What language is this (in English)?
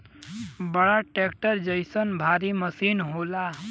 Bhojpuri